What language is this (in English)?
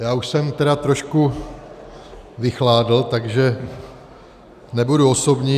Czech